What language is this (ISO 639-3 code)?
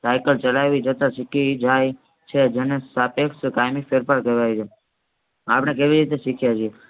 guj